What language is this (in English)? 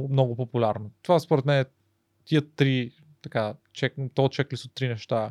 Bulgarian